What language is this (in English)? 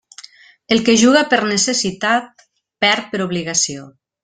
Catalan